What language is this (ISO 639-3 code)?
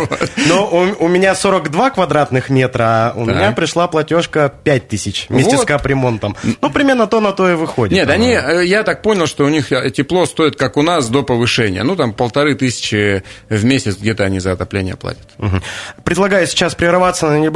rus